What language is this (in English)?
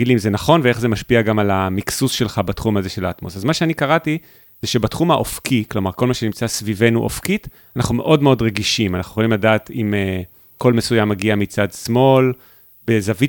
Hebrew